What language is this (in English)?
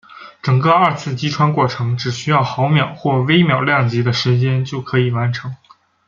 Chinese